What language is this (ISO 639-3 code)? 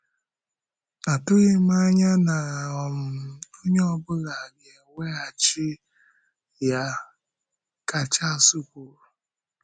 ibo